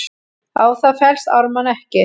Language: Icelandic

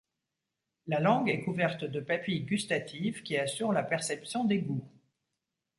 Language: French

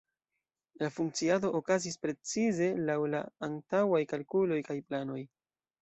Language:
Esperanto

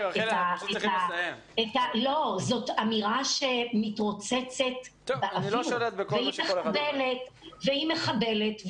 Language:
Hebrew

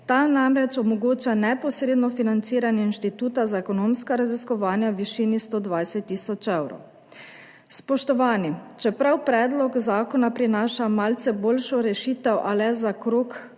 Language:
Slovenian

